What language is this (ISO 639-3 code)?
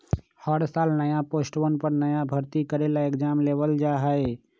mag